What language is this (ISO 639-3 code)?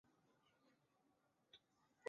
zho